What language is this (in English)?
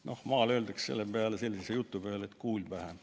Estonian